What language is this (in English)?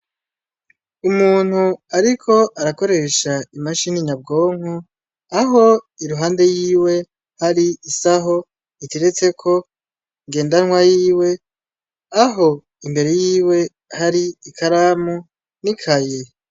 Rundi